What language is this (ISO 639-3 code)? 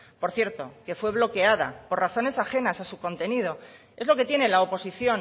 spa